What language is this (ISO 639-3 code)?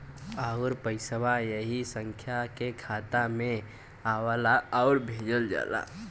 bho